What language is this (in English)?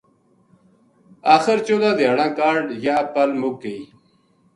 Gujari